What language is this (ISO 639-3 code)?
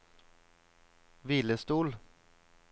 nor